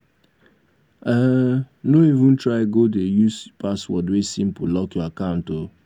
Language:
Nigerian Pidgin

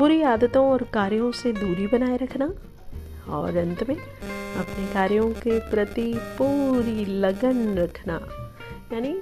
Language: Hindi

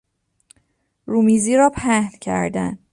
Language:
Persian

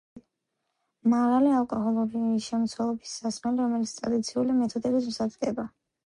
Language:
Georgian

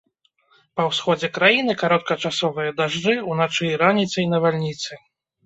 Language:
Belarusian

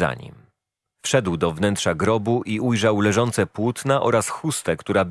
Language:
Polish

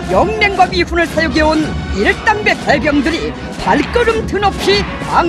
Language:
Korean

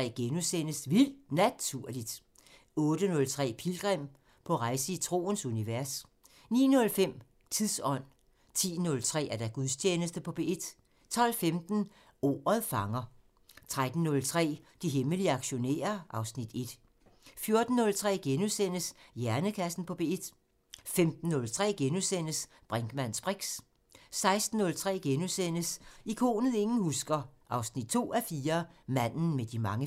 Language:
Danish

